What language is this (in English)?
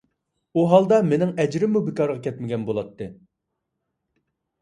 Uyghur